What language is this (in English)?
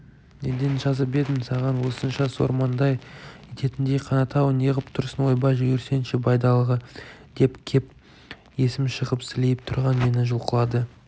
Kazakh